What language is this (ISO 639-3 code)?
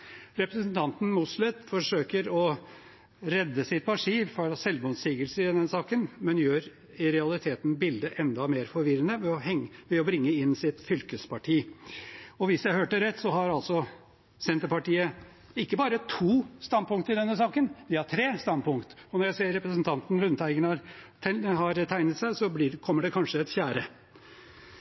nob